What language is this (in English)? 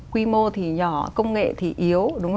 Vietnamese